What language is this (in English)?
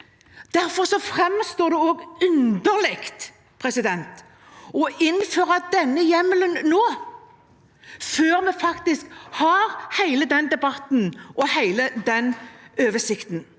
Norwegian